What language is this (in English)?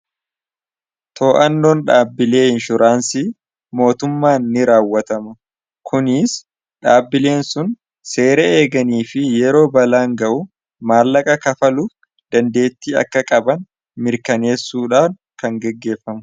Oromo